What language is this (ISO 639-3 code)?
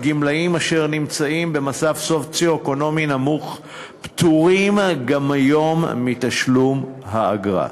heb